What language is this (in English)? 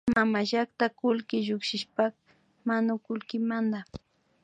Imbabura Highland Quichua